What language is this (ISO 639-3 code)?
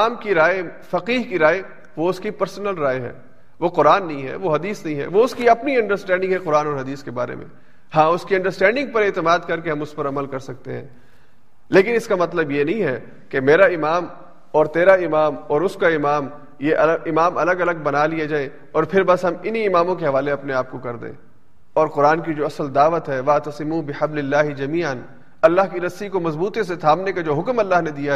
urd